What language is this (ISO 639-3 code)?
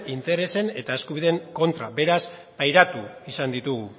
eus